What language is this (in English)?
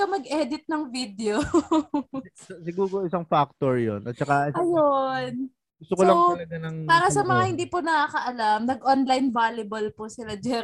Filipino